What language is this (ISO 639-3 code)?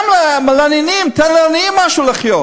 heb